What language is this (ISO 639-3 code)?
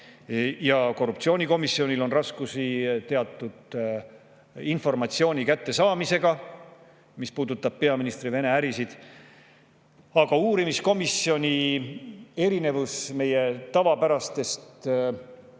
est